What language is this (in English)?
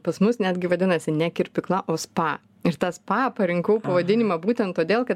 Lithuanian